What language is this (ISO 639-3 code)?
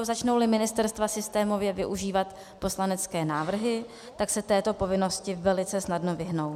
ces